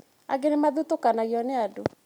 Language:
Kikuyu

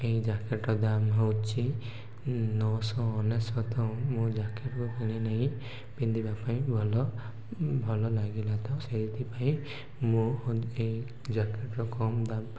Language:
Odia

